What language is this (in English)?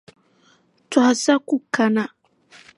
Dagbani